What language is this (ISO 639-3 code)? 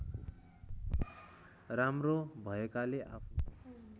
nep